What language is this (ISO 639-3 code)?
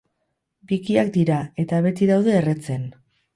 eus